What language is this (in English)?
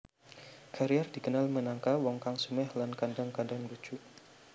Javanese